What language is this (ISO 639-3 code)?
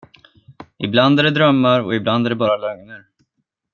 swe